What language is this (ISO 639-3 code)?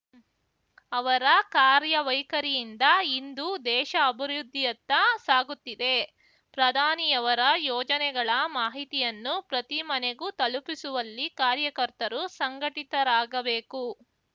kan